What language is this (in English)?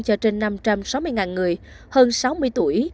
Vietnamese